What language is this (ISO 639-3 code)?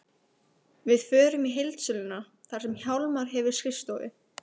isl